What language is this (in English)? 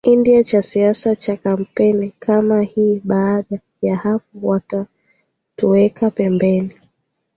Swahili